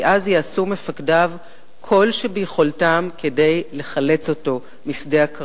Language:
Hebrew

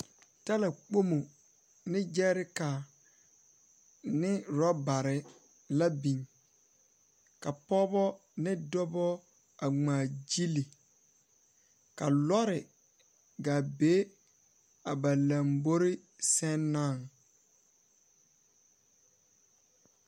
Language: Southern Dagaare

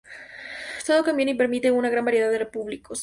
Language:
Spanish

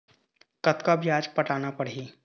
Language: Chhattisgarhi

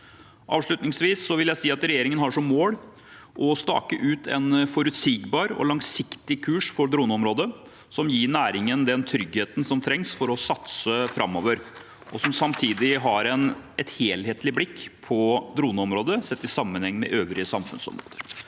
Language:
Norwegian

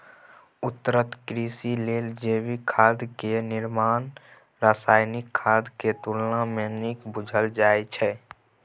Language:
Maithili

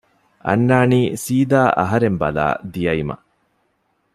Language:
Divehi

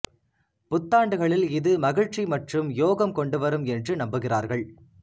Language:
Tamil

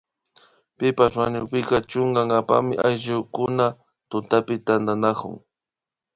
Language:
Imbabura Highland Quichua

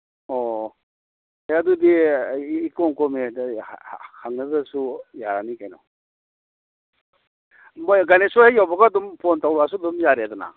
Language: Manipuri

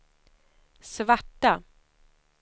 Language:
Swedish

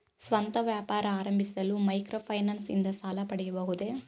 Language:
Kannada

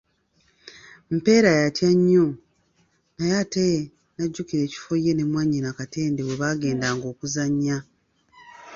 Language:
Ganda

